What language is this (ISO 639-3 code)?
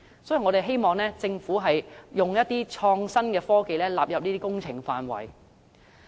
yue